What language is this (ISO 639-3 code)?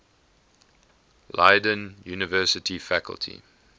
eng